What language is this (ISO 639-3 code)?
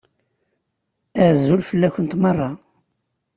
kab